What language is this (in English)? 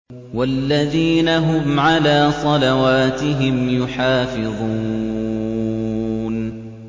Arabic